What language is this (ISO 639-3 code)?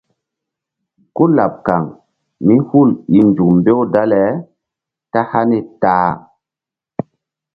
mdd